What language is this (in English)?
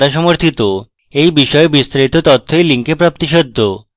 Bangla